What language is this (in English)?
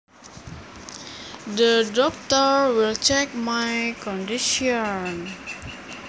Javanese